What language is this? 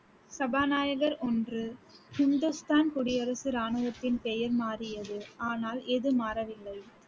Tamil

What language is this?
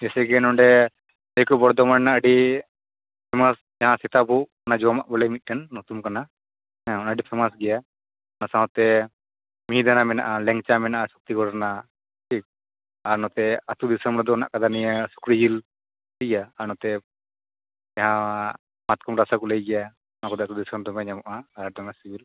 Santali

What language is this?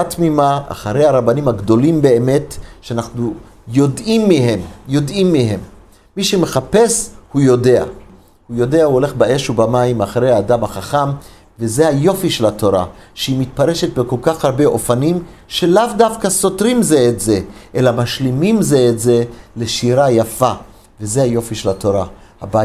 Hebrew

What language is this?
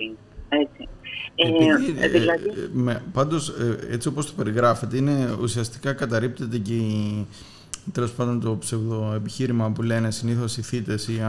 Greek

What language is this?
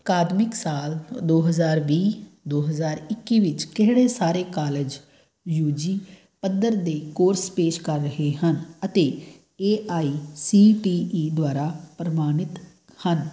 Punjabi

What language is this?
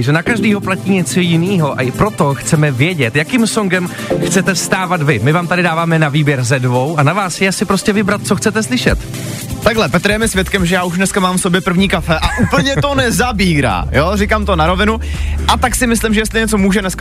Czech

